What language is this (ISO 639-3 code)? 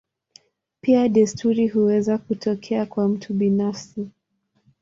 swa